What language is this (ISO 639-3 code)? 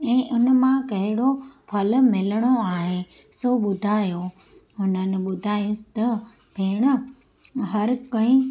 snd